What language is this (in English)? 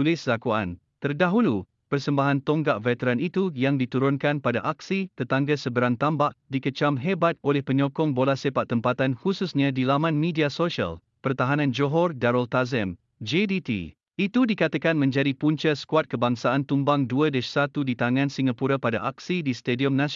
Malay